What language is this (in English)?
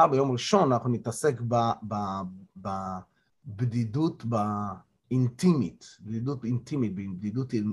Hebrew